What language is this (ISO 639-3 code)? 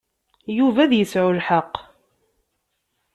kab